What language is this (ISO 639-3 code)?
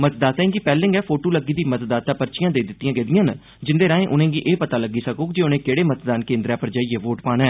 doi